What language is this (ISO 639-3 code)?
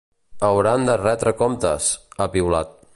cat